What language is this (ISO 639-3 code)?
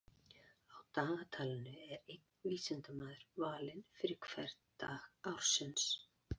isl